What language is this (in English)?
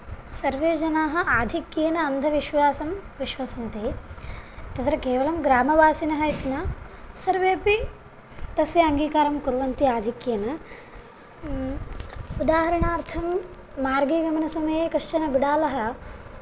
Sanskrit